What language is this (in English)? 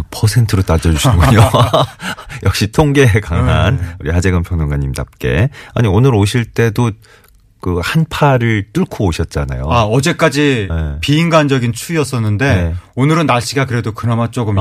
Korean